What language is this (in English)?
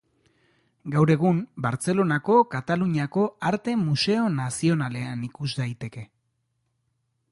Basque